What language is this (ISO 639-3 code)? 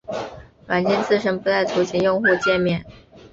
zho